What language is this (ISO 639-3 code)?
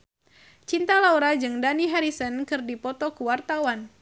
sun